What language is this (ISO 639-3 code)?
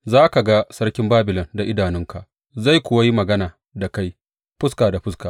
hau